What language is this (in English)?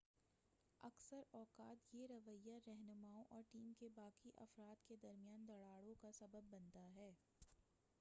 Urdu